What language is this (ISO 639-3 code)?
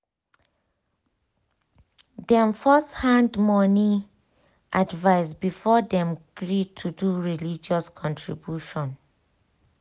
pcm